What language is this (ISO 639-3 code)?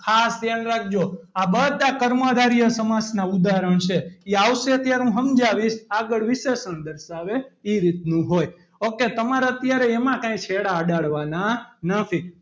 guj